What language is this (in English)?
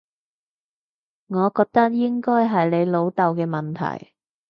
Cantonese